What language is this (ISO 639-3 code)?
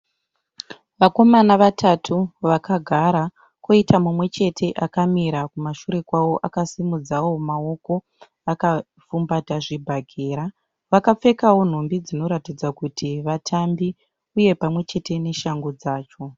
sna